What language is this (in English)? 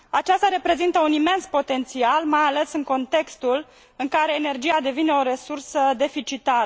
Romanian